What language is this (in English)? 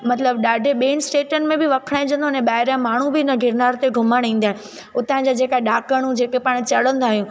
Sindhi